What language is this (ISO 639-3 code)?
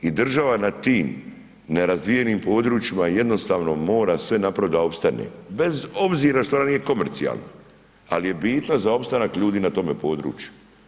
hrv